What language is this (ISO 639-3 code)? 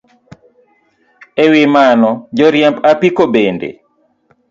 luo